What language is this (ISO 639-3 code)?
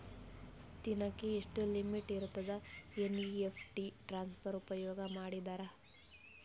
kan